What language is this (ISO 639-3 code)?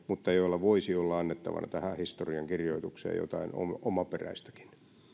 fin